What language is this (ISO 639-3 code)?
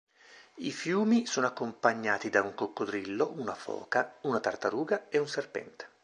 ita